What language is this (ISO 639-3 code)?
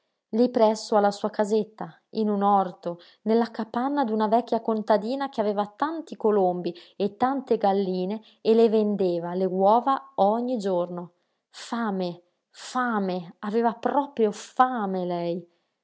ita